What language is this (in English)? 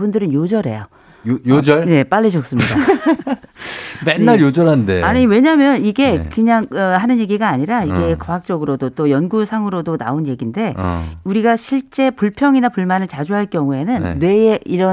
Korean